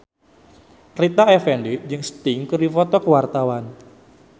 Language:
Sundanese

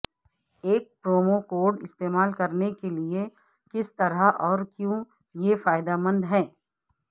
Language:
Urdu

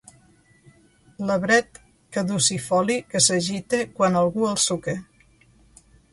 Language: Catalan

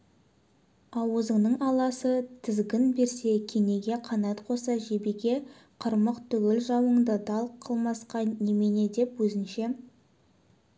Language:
Kazakh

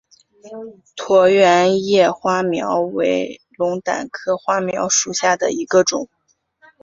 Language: Chinese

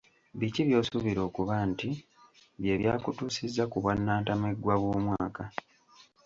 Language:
Ganda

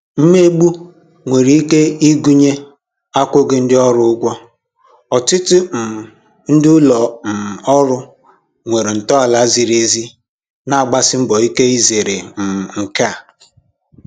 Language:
Igbo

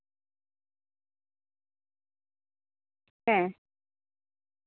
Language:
Santali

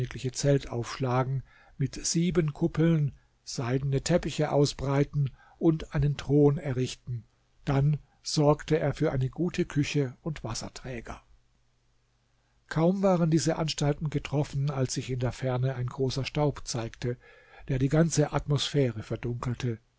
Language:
German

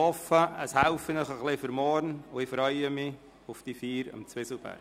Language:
Swiss German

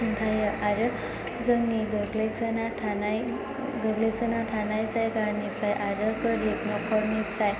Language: Bodo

